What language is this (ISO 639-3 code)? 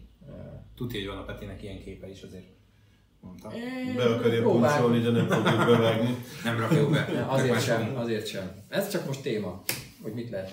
hun